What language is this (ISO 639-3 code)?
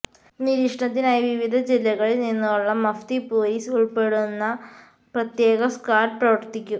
mal